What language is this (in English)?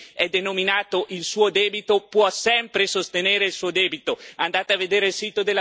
Italian